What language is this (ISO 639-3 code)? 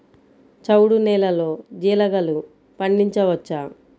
tel